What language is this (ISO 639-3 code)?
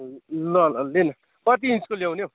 nep